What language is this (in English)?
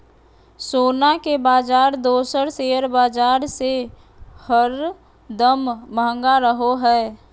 Magahi